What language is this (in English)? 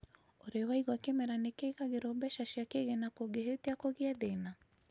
Kikuyu